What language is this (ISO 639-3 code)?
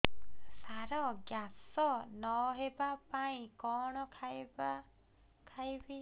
ori